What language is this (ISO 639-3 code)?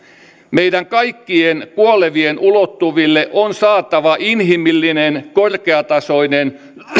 fin